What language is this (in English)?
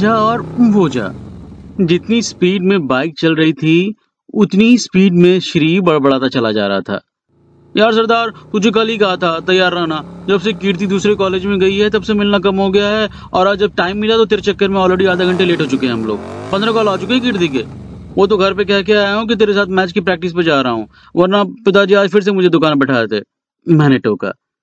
Hindi